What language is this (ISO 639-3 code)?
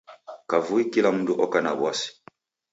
dav